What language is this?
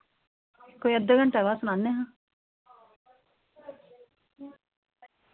Dogri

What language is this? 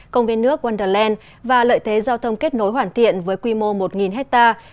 Vietnamese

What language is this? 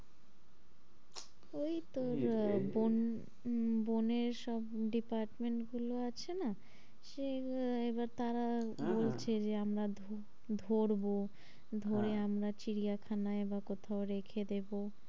Bangla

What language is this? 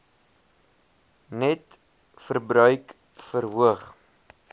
Afrikaans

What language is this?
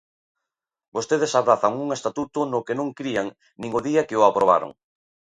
Galician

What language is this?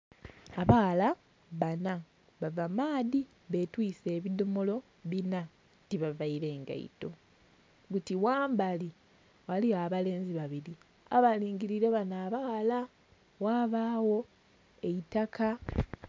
Soga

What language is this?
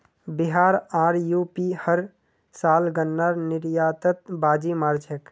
Magahi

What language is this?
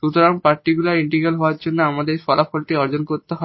Bangla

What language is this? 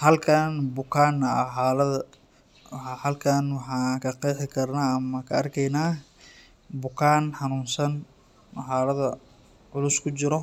Somali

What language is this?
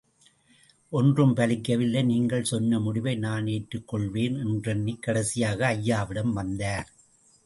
Tamil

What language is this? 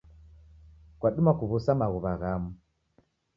Taita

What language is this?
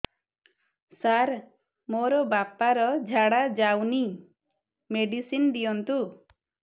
Odia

